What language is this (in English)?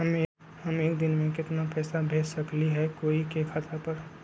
Magahi